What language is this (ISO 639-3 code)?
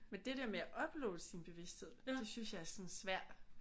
dan